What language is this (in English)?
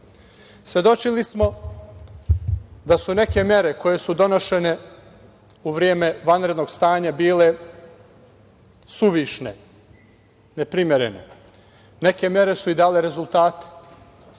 Serbian